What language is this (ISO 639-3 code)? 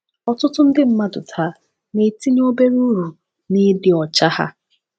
ibo